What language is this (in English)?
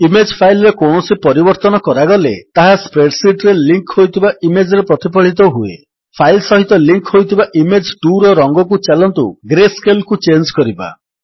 Odia